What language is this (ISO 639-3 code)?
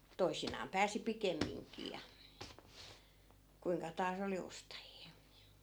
fin